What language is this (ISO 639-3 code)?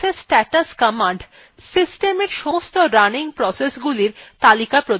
ben